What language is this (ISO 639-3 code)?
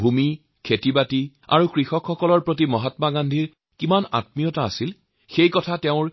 asm